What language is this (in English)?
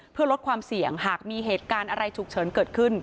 Thai